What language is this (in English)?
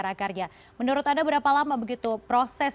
Indonesian